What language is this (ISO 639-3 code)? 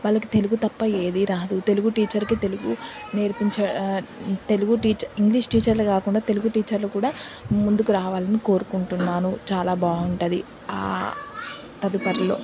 tel